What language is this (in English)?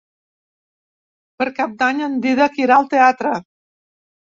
Catalan